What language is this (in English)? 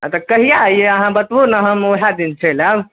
Maithili